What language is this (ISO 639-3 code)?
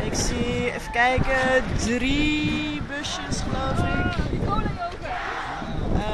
nld